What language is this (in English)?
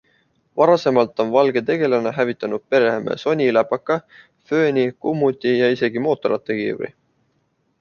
Estonian